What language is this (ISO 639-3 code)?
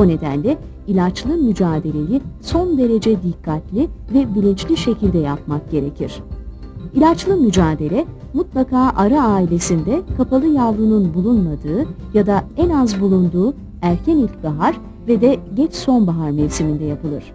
tur